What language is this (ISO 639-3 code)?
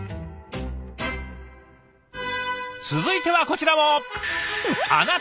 jpn